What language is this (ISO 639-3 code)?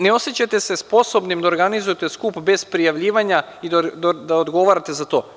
srp